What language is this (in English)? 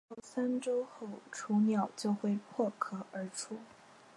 Chinese